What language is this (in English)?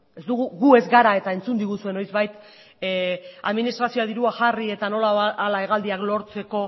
Basque